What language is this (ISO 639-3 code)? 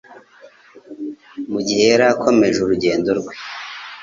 kin